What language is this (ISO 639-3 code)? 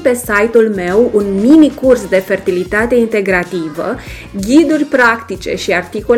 ron